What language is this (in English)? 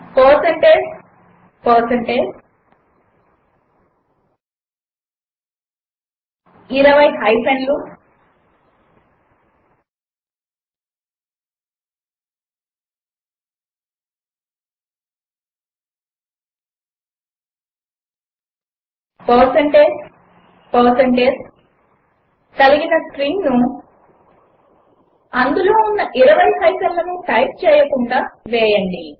Telugu